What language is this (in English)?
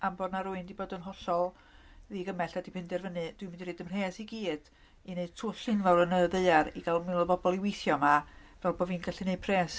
Welsh